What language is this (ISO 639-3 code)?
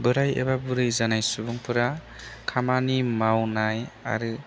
brx